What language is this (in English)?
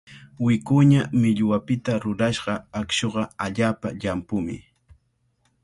Cajatambo North Lima Quechua